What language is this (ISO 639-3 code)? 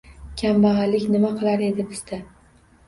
uzb